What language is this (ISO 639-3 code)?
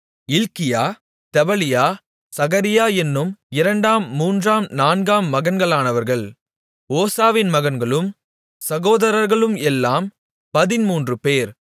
tam